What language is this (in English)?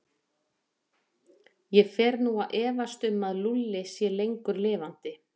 Icelandic